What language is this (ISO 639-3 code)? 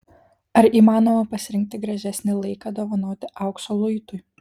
lit